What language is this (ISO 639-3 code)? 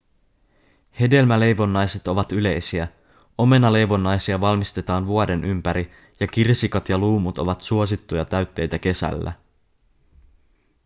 fin